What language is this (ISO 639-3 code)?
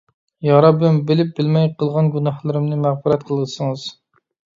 uig